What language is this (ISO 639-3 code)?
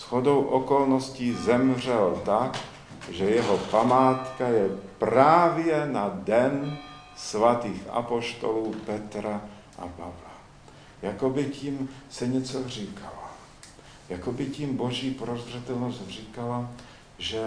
ces